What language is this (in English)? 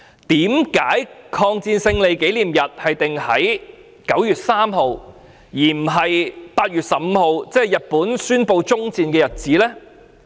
Cantonese